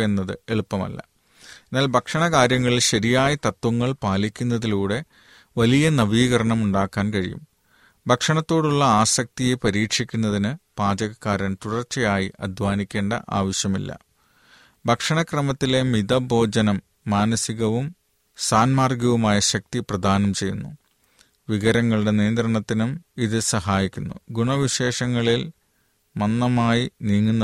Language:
Malayalam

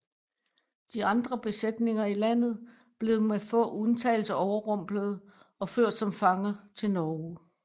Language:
Danish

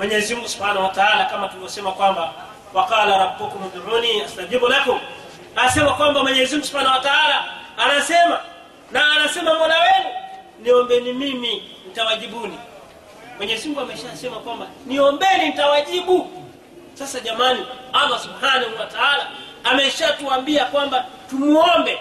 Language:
Swahili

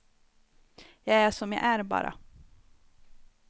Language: Swedish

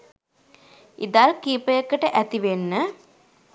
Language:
Sinhala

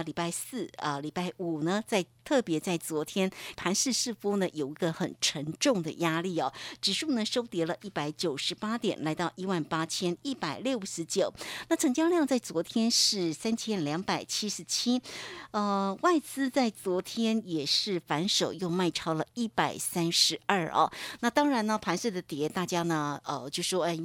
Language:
Chinese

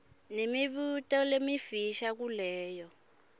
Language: Swati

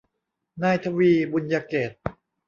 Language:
Thai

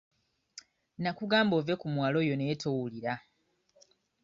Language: Ganda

